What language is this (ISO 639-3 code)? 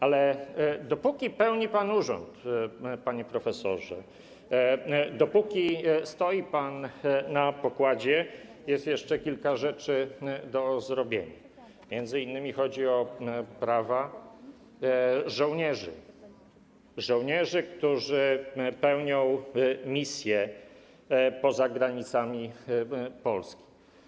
pol